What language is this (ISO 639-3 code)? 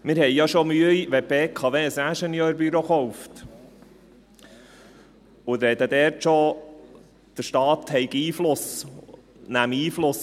gsw